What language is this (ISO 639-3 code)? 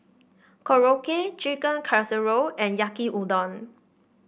eng